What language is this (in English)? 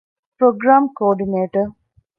Divehi